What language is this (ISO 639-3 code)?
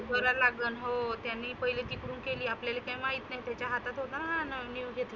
mar